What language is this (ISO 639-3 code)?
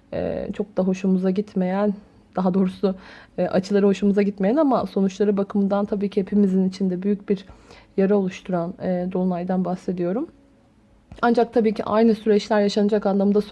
tur